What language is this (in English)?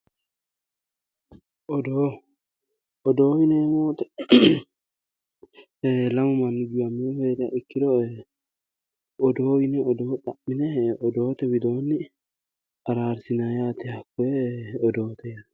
Sidamo